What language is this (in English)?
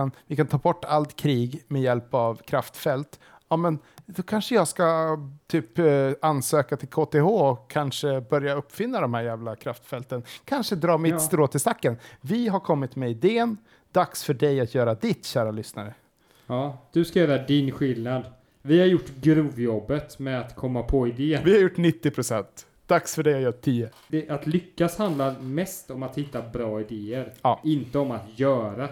Swedish